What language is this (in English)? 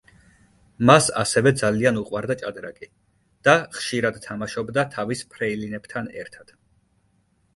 Georgian